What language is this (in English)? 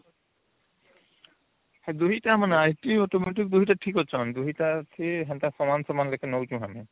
Odia